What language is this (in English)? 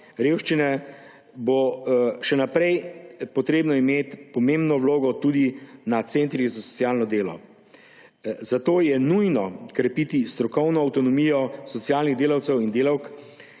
Slovenian